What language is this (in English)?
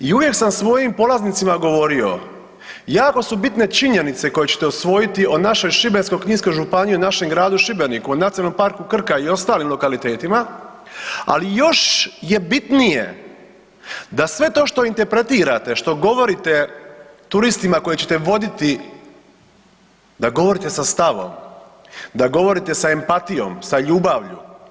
Croatian